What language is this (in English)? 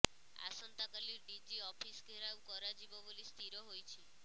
Odia